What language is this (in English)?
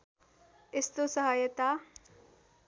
Nepali